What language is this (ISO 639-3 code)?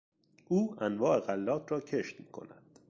fas